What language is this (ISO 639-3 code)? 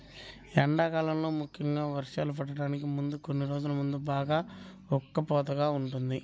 tel